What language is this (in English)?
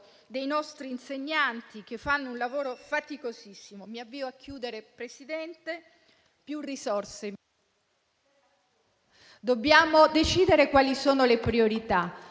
Italian